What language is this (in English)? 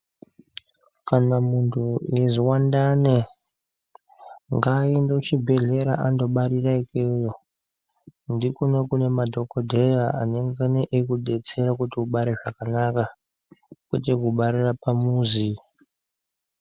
Ndau